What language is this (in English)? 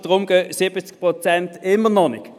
Swiss German